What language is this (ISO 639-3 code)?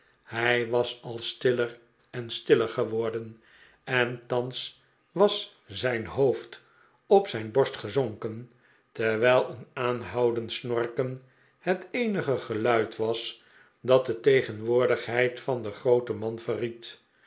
nld